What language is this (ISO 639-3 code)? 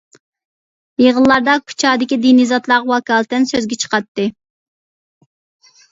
uig